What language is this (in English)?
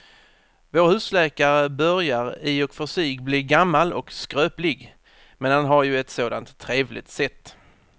Swedish